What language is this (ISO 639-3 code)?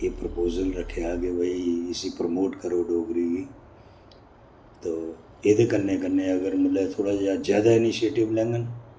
doi